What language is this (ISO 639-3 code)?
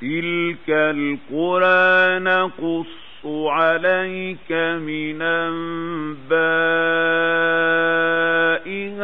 ara